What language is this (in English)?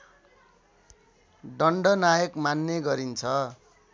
Nepali